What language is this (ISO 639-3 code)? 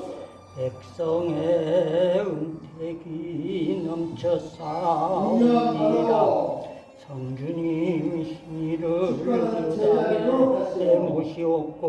kor